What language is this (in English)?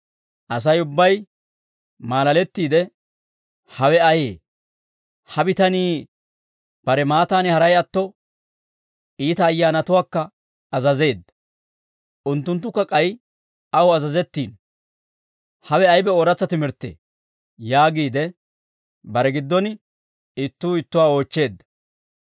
Dawro